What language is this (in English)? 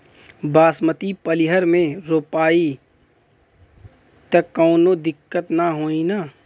Bhojpuri